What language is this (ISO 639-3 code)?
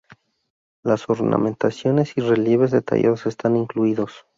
spa